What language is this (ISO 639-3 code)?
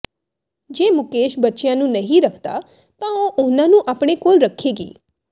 pan